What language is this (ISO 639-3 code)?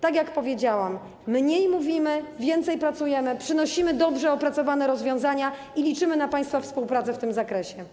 pol